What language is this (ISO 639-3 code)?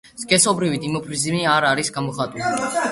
kat